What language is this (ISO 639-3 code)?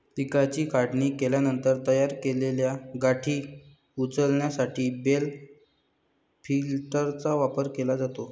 mar